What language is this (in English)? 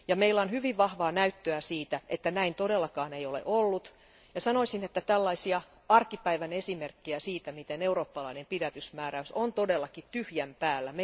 Finnish